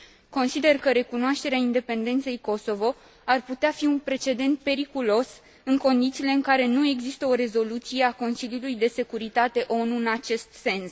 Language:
Romanian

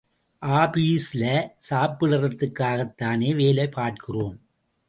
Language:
Tamil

